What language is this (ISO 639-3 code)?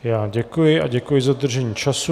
ces